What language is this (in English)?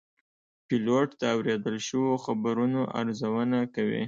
Pashto